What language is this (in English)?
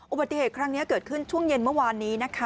Thai